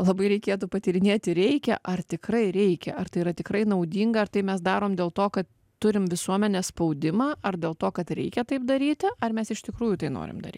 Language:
Lithuanian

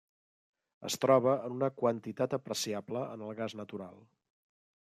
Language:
Catalan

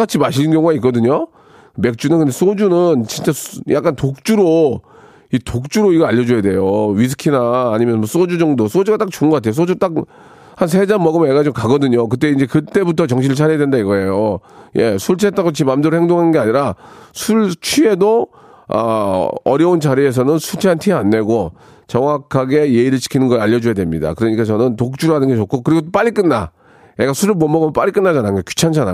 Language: Korean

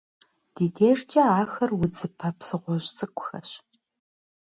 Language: Kabardian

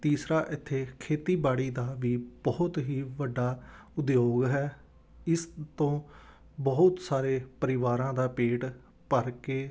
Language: Punjabi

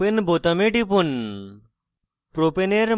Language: Bangla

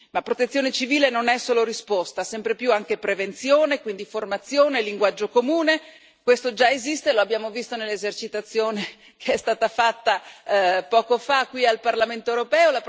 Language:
Italian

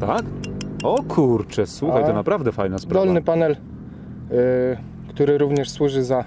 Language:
Polish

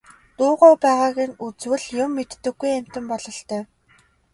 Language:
Mongolian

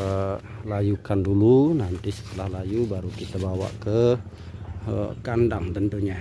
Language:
Indonesian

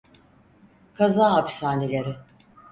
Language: Turkish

